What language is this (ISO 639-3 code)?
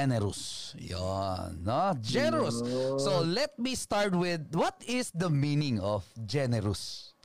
fil